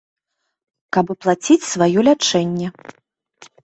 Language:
Belarusian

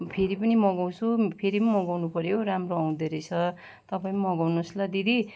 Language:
Nepali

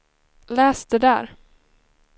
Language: Swedish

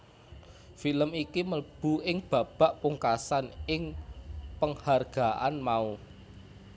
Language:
Javanese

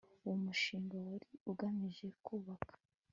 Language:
Kinyarwanda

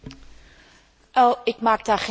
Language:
Dutch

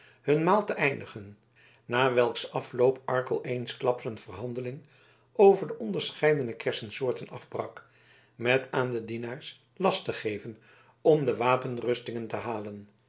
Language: Dutch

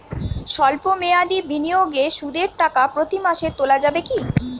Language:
Bangla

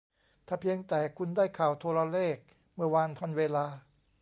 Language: Thai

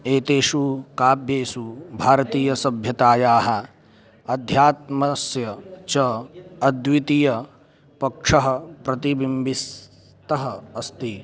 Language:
Sanskrit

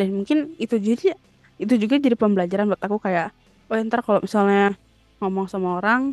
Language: Indonesian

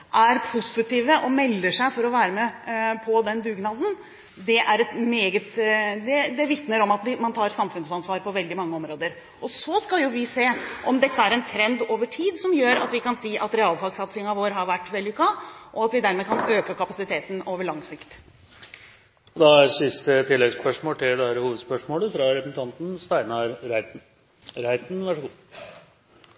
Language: Norwegian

